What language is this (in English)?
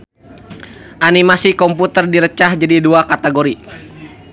Sundanese